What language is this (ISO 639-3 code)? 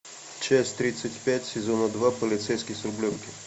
rus